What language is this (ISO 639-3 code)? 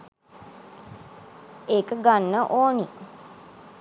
sin